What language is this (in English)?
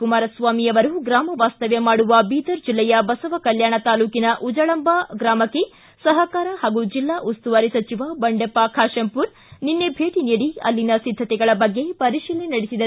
Kannada